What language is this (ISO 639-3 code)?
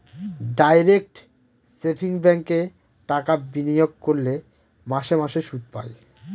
ben